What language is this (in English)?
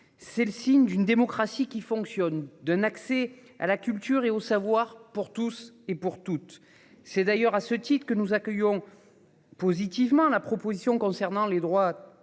French